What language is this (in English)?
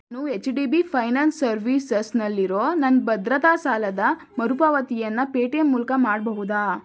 Kannada